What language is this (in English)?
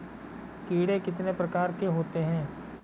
Hindi